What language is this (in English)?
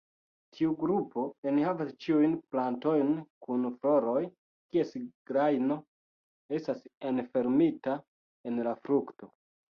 Esperanto